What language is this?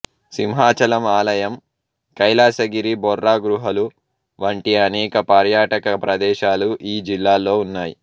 Telugu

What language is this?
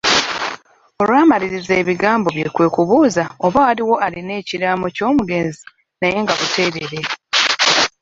Ganda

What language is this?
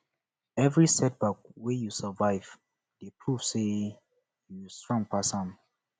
Nigerian Pidgin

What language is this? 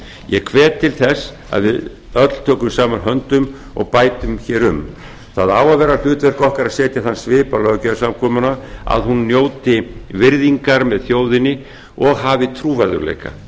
Icelandic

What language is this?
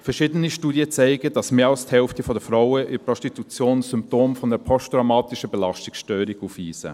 Swiss German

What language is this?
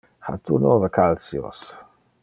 Interlingua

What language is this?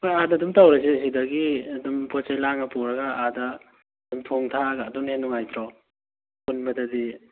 Manipuri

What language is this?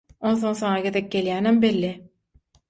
Turkmen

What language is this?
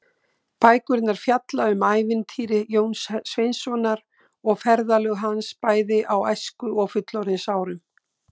Icelandic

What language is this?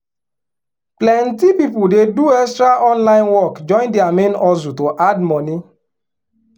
Nigerian Pidgin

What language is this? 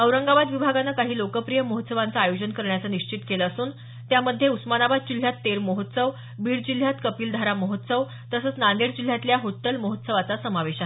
Marathi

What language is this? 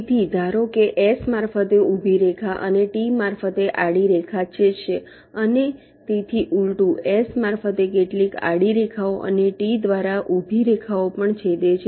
Gujarati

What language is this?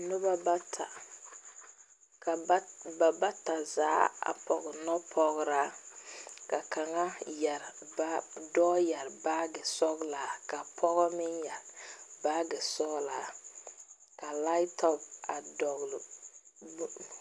Southern Dagaare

